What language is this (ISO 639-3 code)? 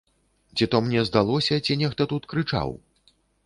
bel